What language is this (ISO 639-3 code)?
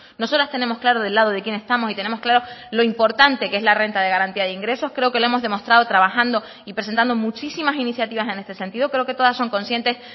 spa